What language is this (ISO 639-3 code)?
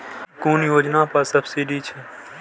mai